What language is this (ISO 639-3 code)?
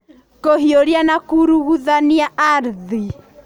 kik